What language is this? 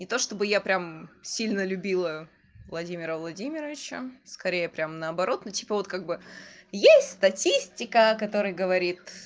Russian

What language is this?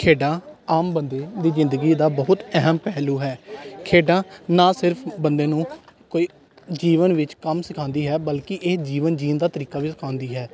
Punjabi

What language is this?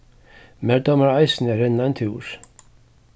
Faroese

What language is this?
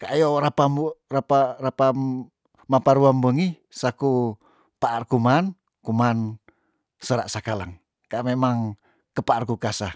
Tondano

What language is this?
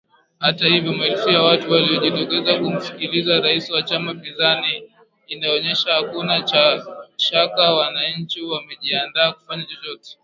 Swahili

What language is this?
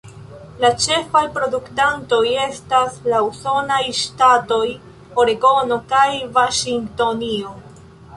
Esperanto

